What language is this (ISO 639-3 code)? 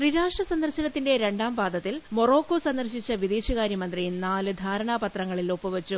mal